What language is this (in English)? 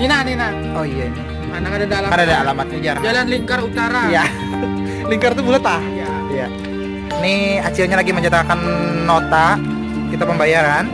Indonesian